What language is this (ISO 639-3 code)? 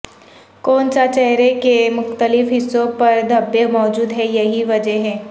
urd